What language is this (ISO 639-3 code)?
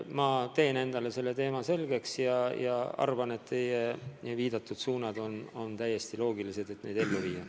est